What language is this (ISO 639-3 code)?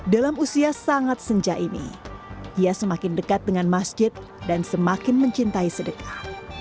ind